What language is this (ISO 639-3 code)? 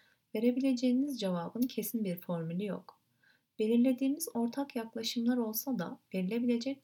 tur